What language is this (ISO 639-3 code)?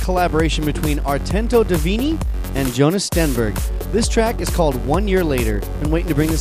eng